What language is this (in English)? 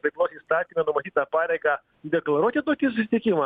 Lithuanian